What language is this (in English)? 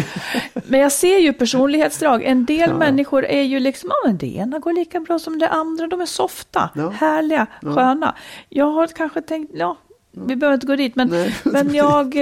Swedish